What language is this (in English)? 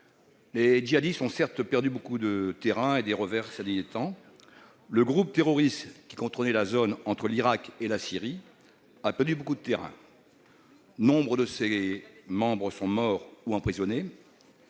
French